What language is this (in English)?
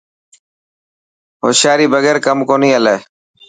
Dhatki